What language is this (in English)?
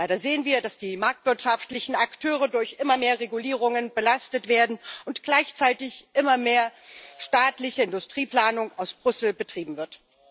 German